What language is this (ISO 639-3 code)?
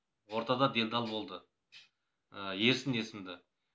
kaz